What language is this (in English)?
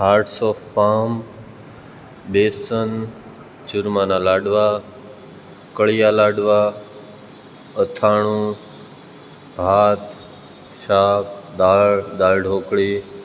Gujarati